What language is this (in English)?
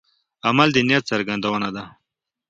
Pashto